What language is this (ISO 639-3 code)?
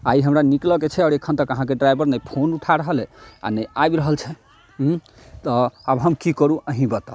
mai